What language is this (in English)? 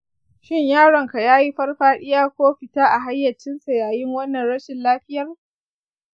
Hausa